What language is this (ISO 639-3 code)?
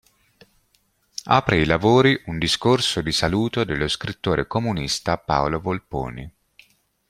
ita